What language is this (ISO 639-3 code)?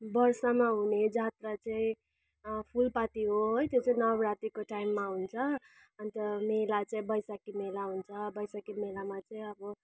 nep